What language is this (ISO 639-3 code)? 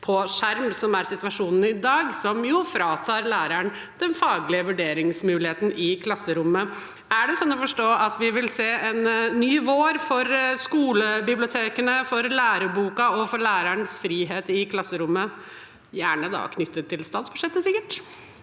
nor